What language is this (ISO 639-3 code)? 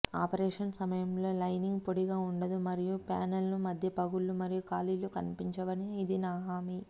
tel